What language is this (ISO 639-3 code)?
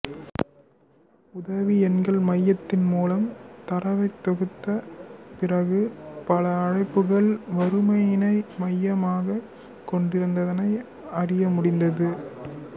tam